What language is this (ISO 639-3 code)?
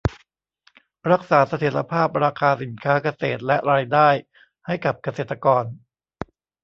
tha